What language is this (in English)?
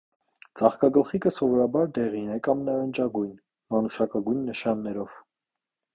Armenian